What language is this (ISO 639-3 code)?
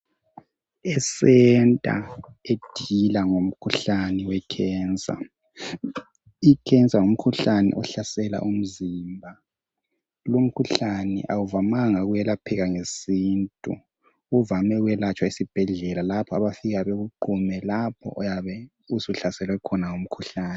nde